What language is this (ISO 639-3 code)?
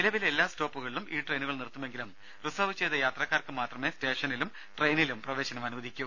mal